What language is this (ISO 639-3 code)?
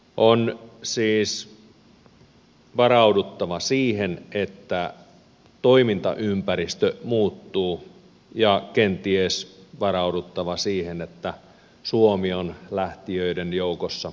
fin